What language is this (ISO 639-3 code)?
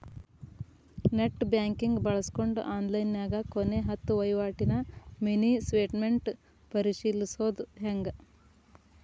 kan